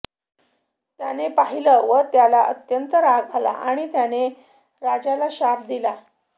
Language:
Marathi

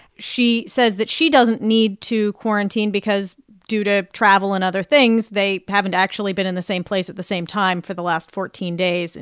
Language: English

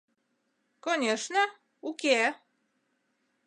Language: Mari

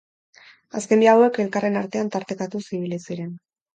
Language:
Basque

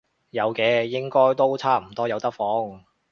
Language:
Cantonese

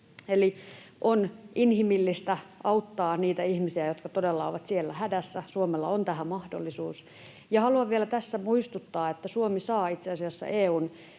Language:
Finnish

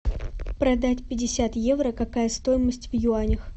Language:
Russian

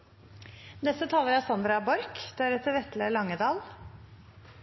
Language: Norwegian Bokmål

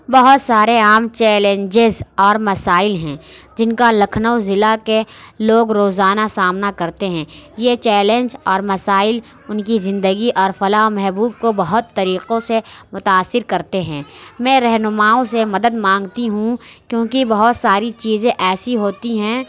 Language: Urdu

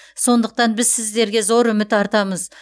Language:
Kazakh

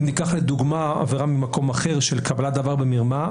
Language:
Hebrew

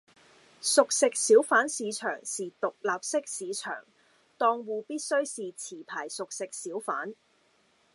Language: Cantonese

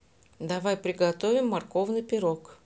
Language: Russian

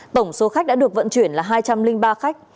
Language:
Vietnamese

